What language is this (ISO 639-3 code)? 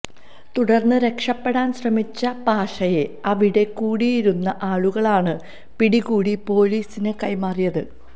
mal